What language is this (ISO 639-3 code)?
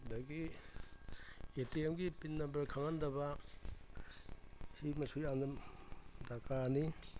mni